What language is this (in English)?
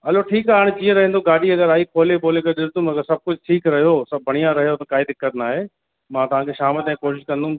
Sindhi